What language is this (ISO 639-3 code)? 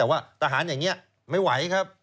tha